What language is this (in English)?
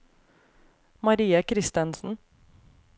Norwegian